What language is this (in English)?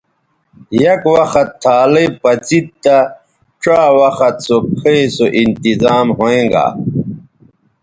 Bateri